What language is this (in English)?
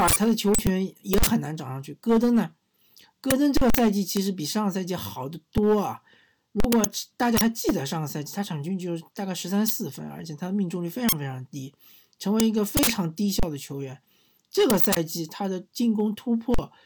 Chinese